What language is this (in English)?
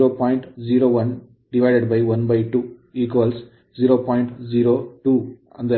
Kannada